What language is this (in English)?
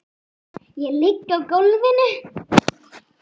Icelandic